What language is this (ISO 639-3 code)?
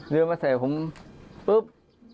tha